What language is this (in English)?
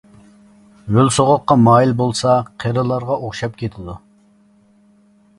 Uyghur